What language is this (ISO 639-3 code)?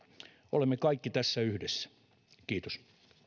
fin